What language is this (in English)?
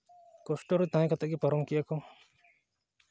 Santali